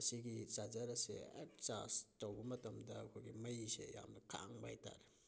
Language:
Manipuri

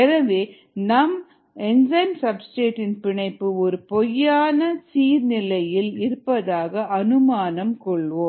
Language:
Tamil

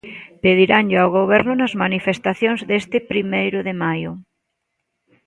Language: Galician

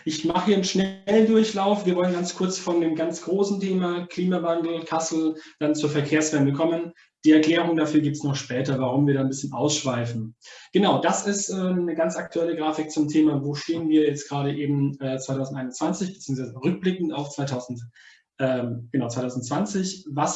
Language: German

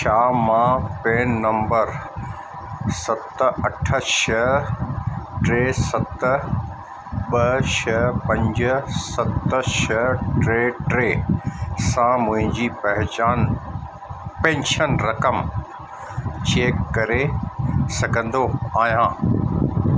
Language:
Sindhi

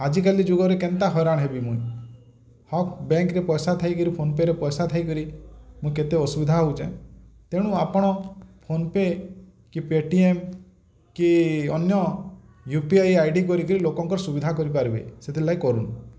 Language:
Odia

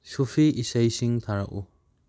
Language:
Manipuri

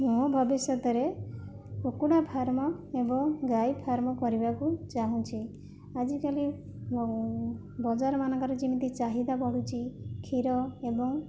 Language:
Odia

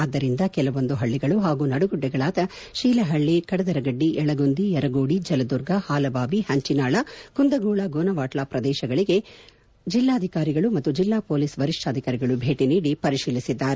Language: Kannada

